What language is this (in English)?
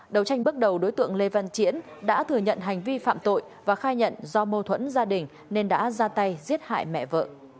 Vietnamese